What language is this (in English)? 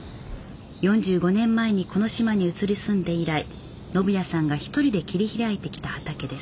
Japanese